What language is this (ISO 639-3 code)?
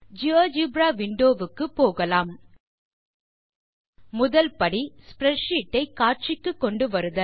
tam